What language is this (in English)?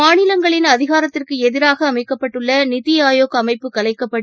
Tamil